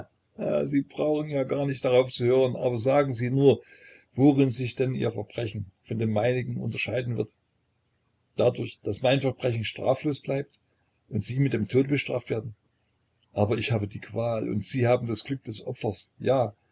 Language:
German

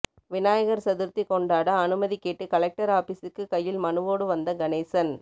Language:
Tamil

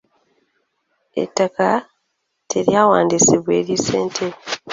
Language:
Ganda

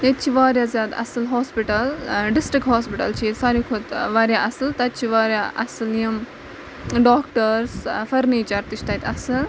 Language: Kashmiri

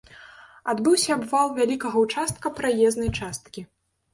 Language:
Belarusian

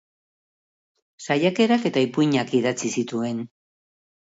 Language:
Basque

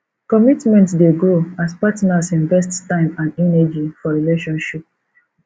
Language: Nigerian Pidgin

